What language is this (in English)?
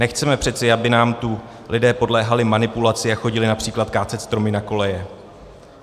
Czech